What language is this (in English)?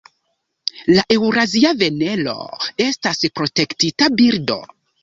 Esperanto